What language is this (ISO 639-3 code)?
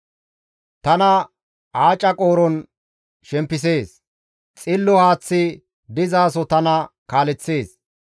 gmv